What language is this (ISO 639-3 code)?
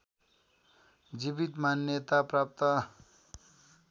nep